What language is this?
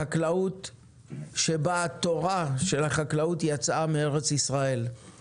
Hebrew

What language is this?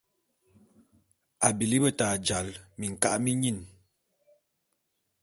Bulu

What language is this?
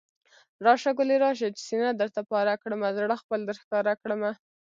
Pashto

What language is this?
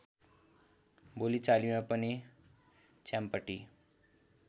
Nepali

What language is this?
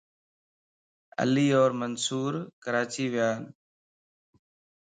Lasi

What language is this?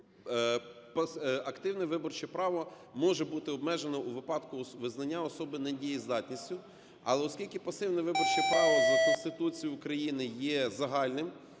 Ukrainian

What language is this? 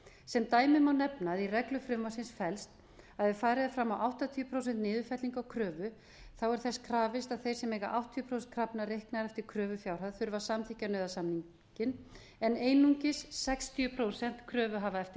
Icelandic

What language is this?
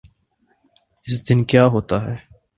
Urdu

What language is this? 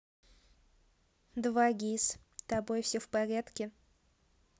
Russian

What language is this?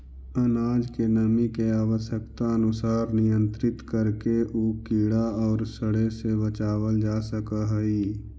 Magahi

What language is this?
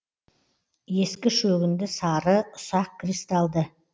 Kazakh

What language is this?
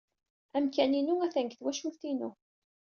Kabyle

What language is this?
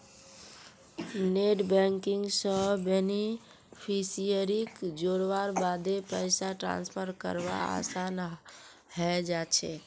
Magahi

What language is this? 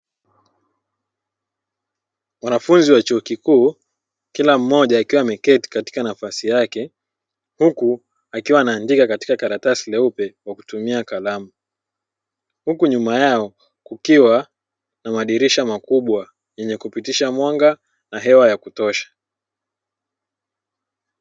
Swahili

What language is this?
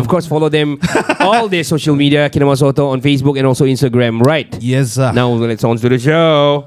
Malay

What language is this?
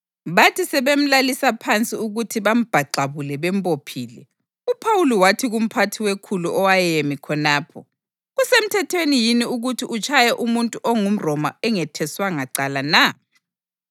North Ndebele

